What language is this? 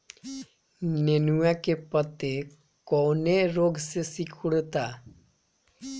Bhojpuri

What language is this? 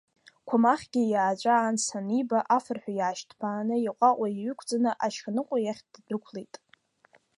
Abkhazian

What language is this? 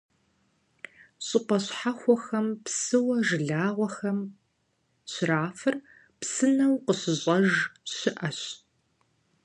Kabardian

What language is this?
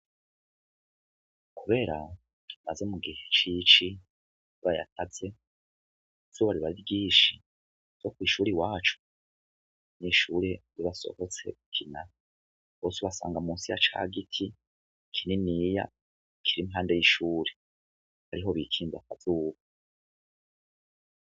Rundi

